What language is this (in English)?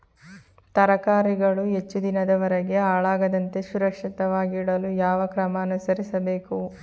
Kannada